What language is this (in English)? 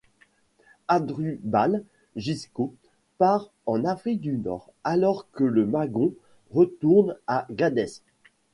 French